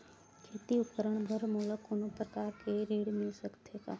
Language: Chhattisgarhi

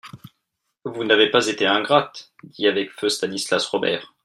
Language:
French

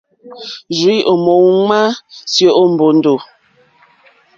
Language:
Mokpwe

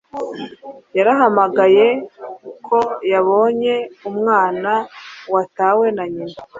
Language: Kinyarwanda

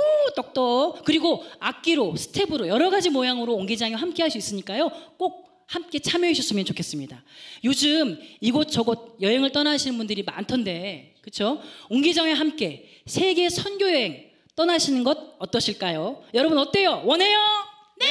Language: Korean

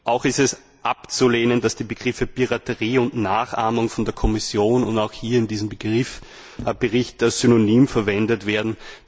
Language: German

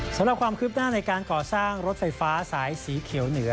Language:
Thai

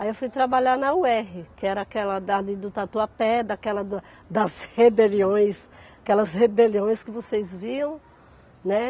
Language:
Portuguese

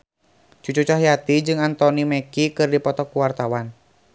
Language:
Sundanese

